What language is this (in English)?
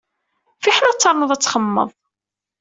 Kabyle